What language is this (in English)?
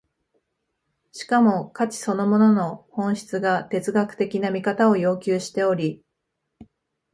Japanese